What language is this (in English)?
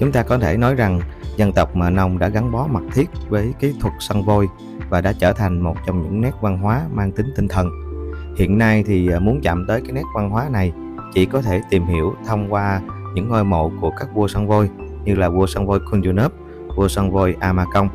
Vietnamese